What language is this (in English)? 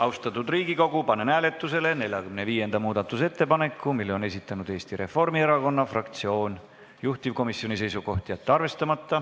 Estonian